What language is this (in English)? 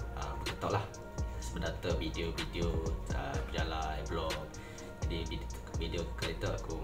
Malay